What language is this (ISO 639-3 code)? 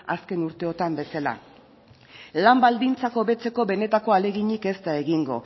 eus